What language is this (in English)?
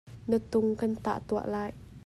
Hakha Chin